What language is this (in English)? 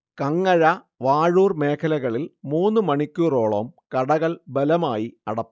Malayalam